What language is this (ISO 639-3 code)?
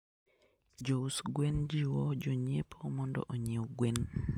luo